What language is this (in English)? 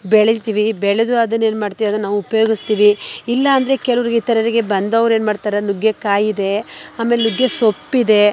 Kannada